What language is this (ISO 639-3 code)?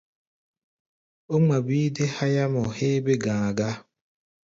gba